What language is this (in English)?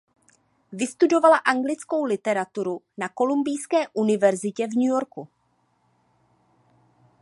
Czech